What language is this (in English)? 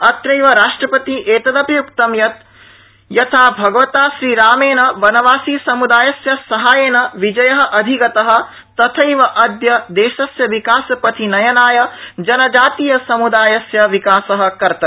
Sanskrit